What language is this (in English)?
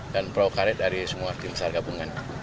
Indonesian